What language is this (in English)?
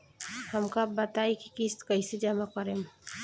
Bhojpuri